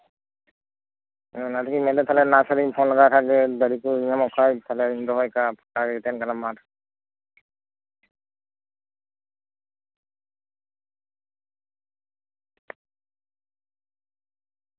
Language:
Santali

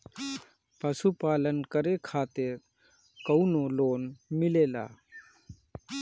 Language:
Bhojpuri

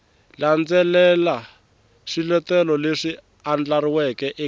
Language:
Tsonga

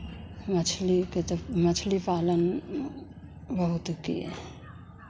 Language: Hindi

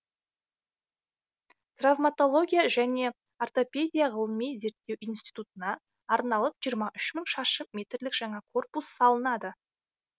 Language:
Kazakh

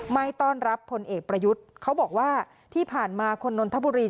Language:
Thai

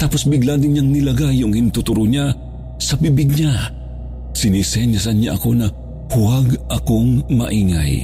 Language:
Filipino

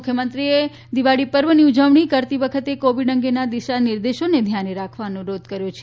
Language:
Gujarati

